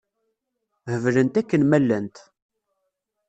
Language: Kabyle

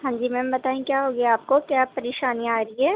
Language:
Urdu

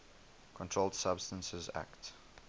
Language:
English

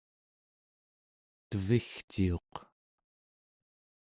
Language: Central Yupik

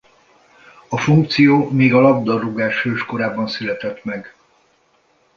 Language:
Hungarian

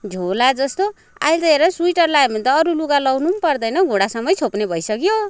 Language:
Nepali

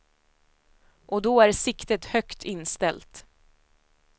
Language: Swedish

